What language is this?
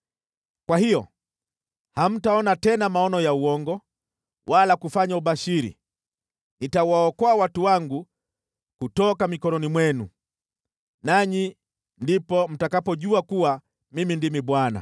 Swahili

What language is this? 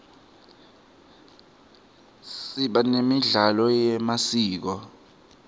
Swati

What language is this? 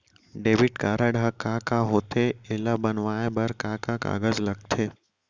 Chhattisgarhi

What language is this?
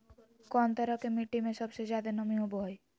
Magahi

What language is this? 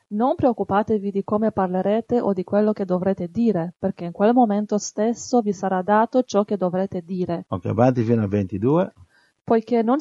Italian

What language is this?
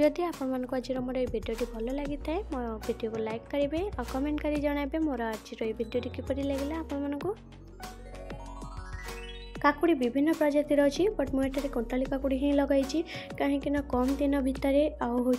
Romanian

